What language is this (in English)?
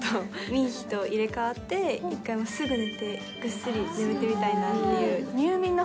Japanese